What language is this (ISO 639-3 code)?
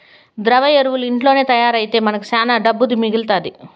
tel